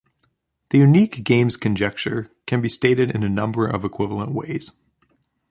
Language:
English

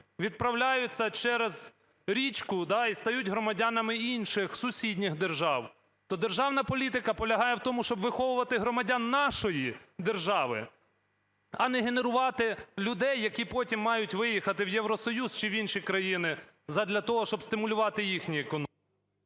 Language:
Ukrainian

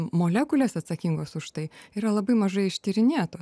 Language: Lithuanian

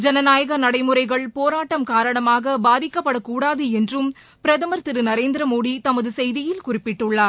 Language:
Tamil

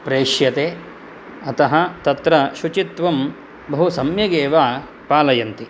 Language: Sanskrit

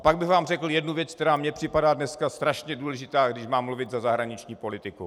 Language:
Czech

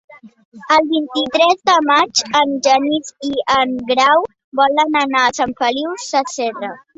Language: Catalan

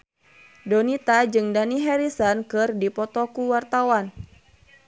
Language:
Sundanese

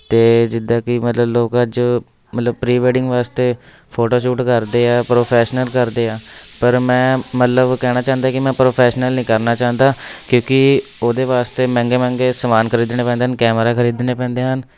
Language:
Punjabi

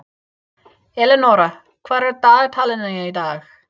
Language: Icelandic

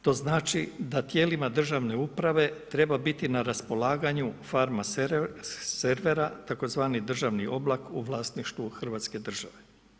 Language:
Croatian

